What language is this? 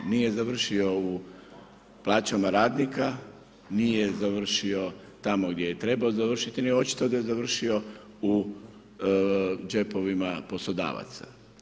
Croatian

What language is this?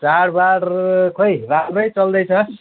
Nepali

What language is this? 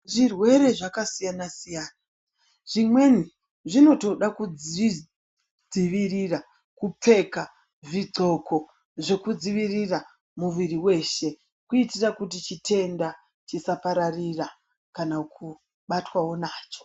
Ndau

